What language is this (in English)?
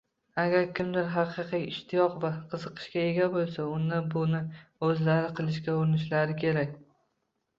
Uzbek